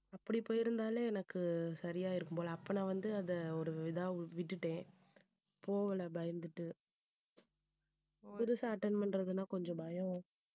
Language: Tamil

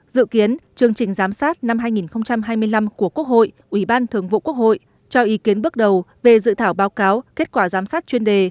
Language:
Vietnamese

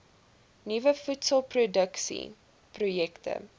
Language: Afrikaans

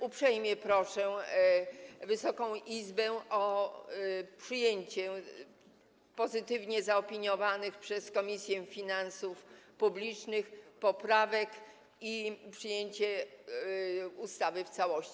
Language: Polish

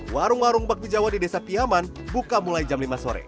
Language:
Indonesian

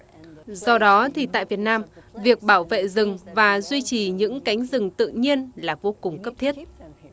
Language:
Vietnamese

